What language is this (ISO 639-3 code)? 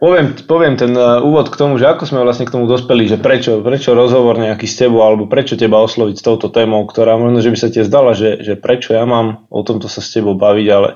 slk